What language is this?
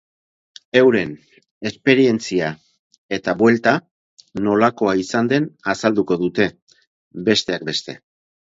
Basque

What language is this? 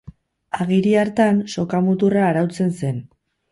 Basque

